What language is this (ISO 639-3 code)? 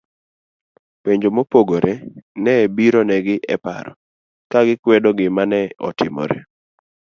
luo